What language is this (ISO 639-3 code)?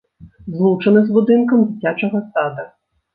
bel